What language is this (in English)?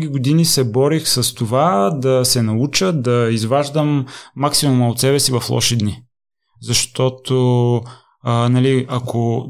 Bulgarian